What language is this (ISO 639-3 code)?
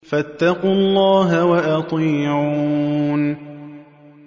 ara